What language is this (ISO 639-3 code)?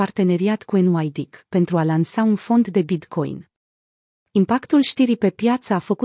ron